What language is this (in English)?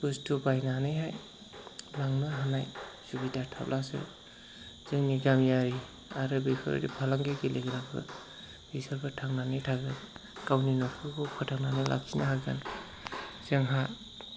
Bodo